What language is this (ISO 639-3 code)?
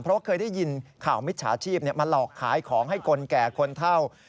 tha